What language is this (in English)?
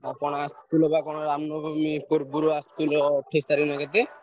Odia